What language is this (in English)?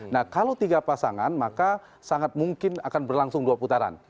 Indonesian